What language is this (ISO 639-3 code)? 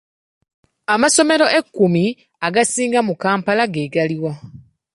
lug